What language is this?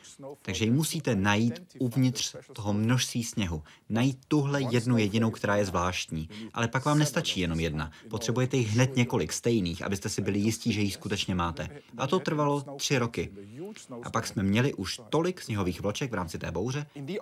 Czech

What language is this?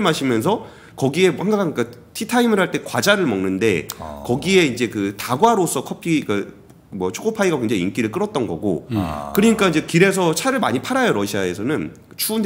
Korean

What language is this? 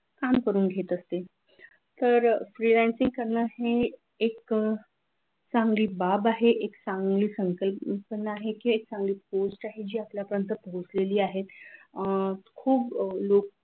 Marathi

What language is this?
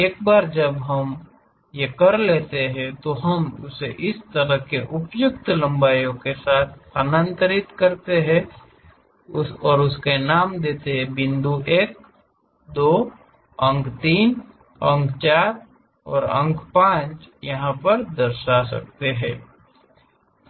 Hindi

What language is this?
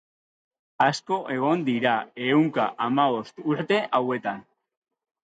Basque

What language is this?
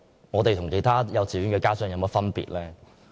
Cantonese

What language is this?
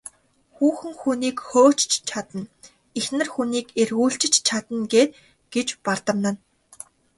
Mongolian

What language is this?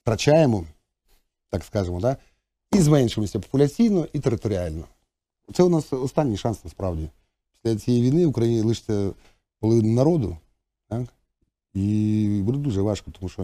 Ukrainian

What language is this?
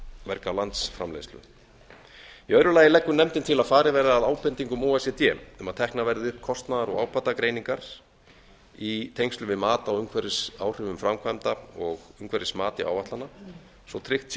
Icelandic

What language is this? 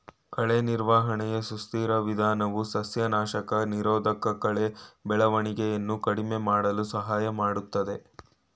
Kannada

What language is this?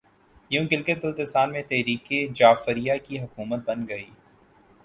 Urdu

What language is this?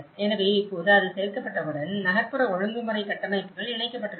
Tamil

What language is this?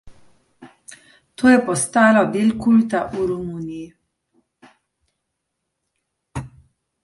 Slovenian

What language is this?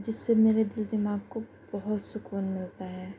Urdu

